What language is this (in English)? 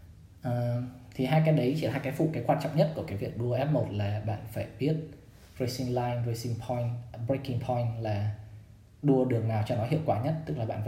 Vietnamese